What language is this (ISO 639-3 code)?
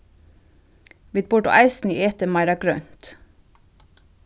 fao